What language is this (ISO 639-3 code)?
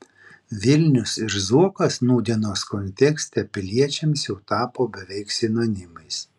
lit